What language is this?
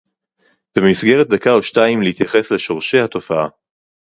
Hebrew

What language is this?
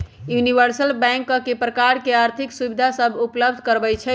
Magahi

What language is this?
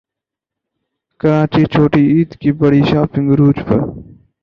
Urdu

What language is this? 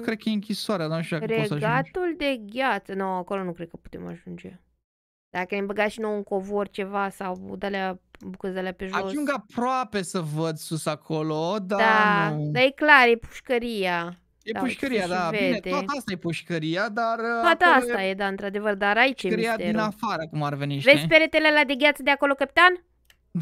Romanian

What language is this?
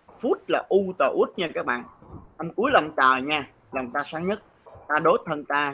Vietnamese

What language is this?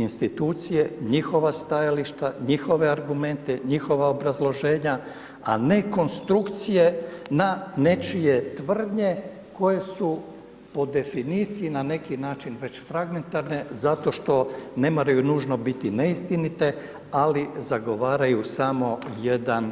Croatian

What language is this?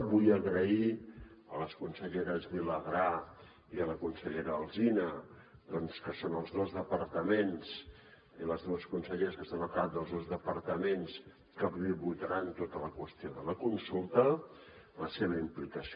Catalan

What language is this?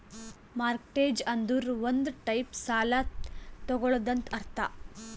Kannada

